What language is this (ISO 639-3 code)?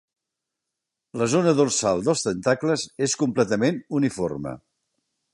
cat